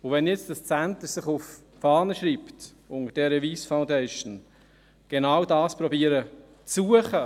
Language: Swiss German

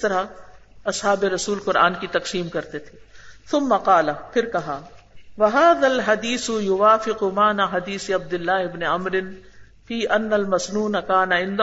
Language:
Urdu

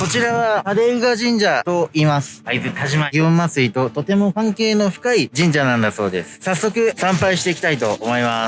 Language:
Japanese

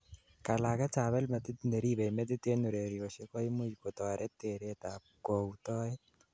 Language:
Kalenjin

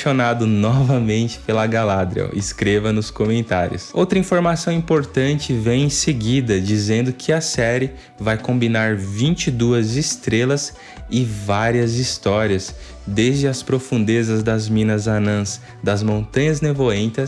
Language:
Portuguese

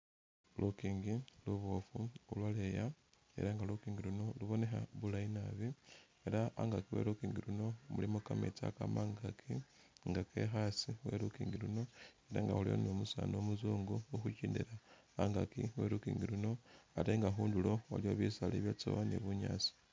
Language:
Masaaba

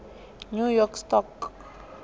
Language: Venda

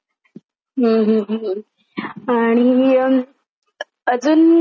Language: Marathi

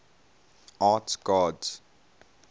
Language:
English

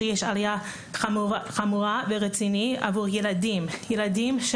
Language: Hebrew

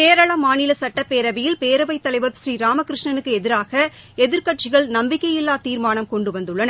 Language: Tamil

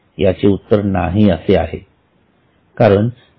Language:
Marathi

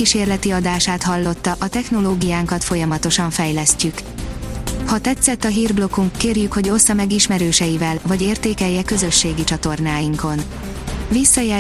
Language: Hungarian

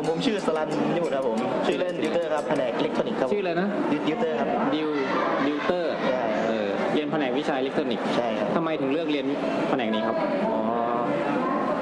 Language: Thai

